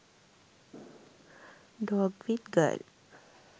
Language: Sinhala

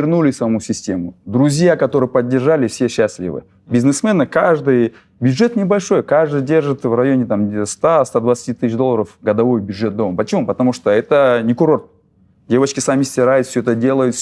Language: Russian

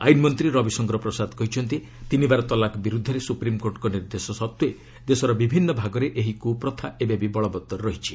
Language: Odia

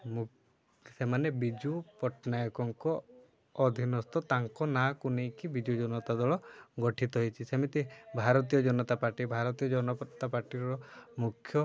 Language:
Odia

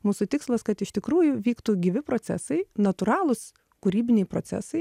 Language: Lithuanian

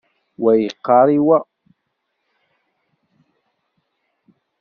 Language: Kabyle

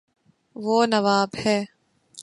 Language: Urdu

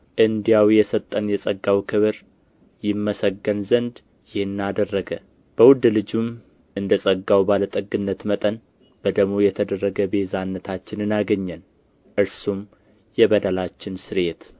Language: Amharic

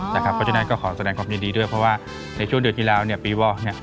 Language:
Thai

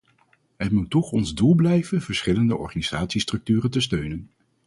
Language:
Dutch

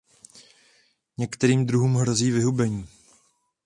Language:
Czech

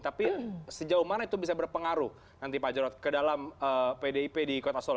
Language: Indonesian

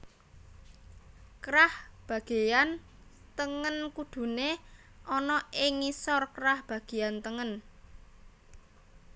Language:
Javanese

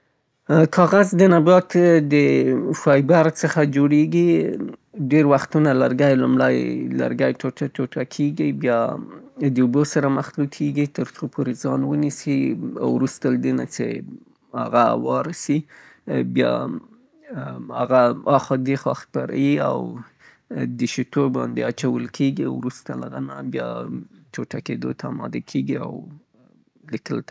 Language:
Southern Pashto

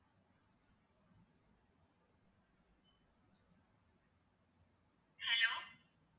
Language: Tamil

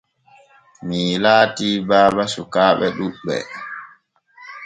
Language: Borgu Fulfulde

